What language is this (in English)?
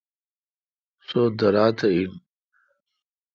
Kalkoti